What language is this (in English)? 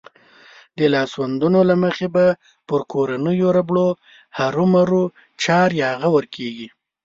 Pashto